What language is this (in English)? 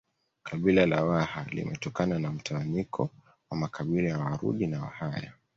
Swahili